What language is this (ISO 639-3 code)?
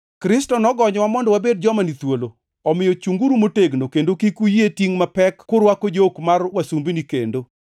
luo